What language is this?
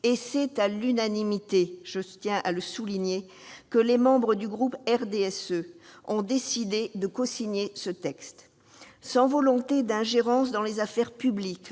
French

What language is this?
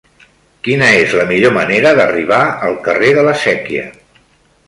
Catalan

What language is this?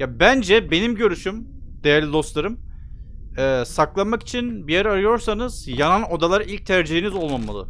Turkish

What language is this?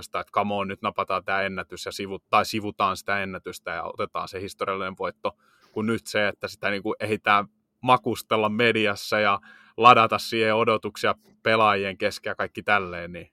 Finnish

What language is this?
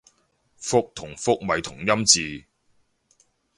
Cantonese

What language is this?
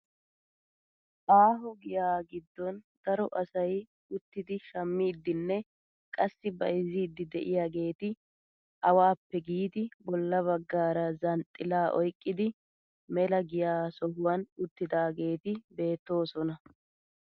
Wolaytta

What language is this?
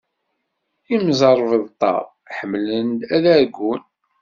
Kabyle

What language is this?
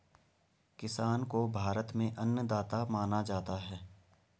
Hindi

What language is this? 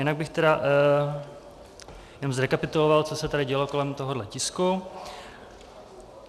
Czech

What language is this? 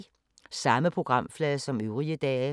Danish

